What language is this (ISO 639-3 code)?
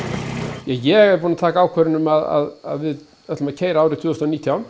isl